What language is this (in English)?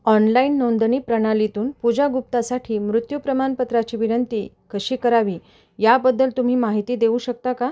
Marathi